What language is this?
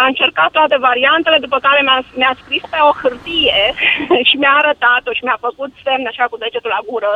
Romanian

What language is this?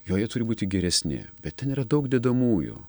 Lithuanian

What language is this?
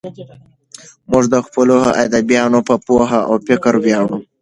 Pashto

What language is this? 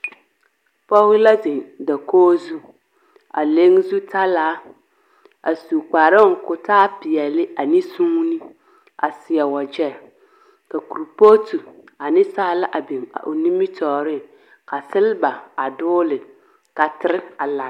Southern Dagaare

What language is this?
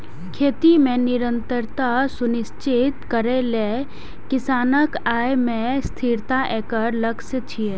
Maithili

